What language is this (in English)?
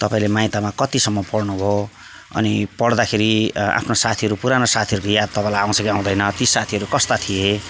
Nepali